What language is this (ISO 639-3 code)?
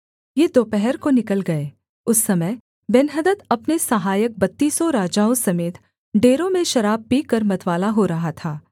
hin